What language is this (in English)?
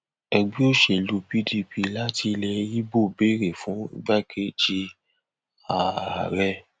Yoruba